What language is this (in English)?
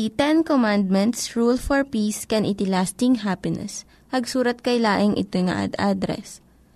Filipino